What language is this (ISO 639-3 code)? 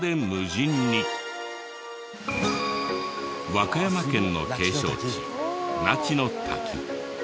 jpn